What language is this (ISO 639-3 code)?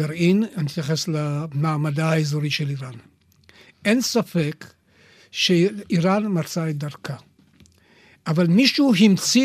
heb